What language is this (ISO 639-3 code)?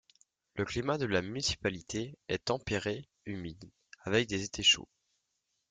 fra